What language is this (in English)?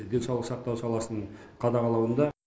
Kazakh